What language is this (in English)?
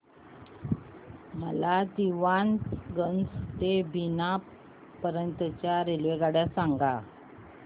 Marathi